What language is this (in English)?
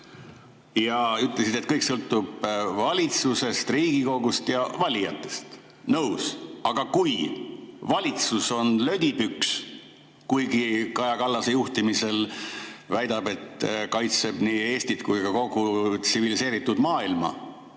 Estonian